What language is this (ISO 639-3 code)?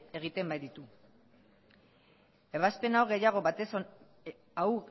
eus